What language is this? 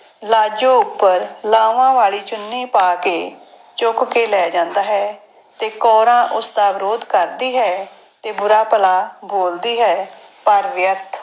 Punjabi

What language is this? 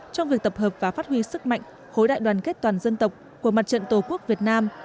Vietnamese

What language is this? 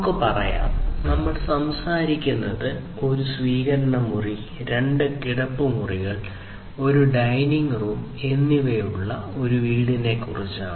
Malayalam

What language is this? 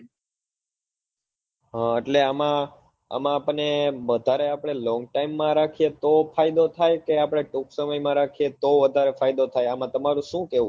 Gujarati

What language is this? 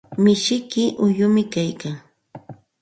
Santa Ana de Tusi Pasco Quechua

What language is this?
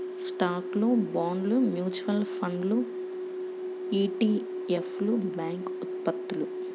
Telugu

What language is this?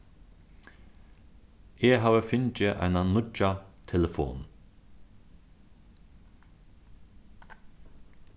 Faroese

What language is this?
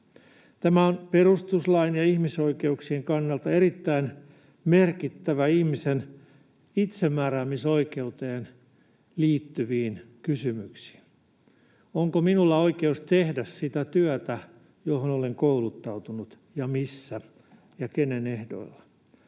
Finnish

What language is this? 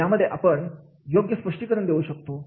Marathi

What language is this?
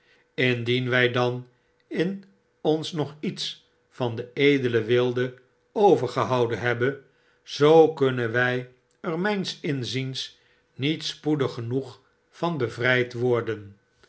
Dutch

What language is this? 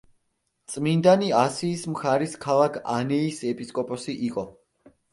Georgian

